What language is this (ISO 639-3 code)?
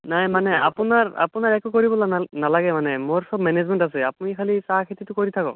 asm